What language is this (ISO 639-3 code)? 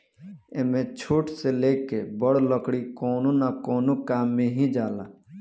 bho